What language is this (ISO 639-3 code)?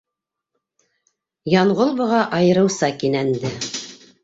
bak